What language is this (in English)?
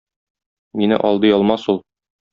Tatar